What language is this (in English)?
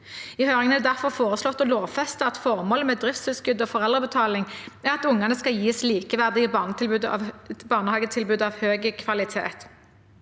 Norwegian